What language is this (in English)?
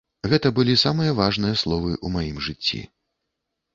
Belarusian